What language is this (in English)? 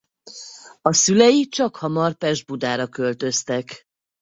Hungarian